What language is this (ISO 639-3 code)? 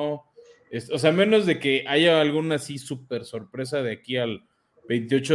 spa